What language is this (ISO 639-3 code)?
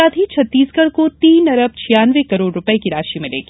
hin